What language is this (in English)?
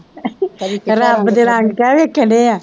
Punjabi